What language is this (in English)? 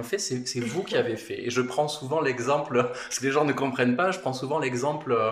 French